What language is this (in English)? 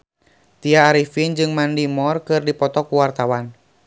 Sundanese